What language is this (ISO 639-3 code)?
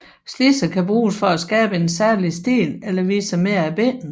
dan